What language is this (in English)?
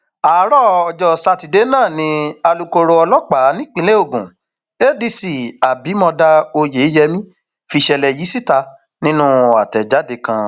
Yoruba